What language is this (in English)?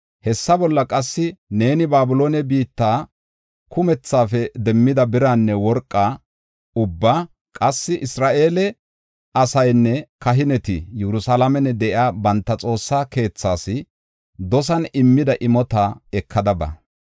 Gofa